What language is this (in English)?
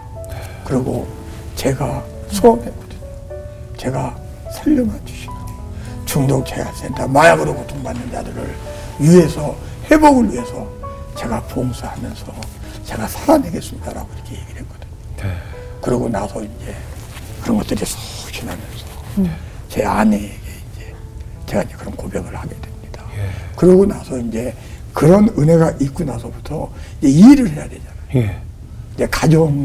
Korean